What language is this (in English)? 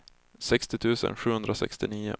Swedish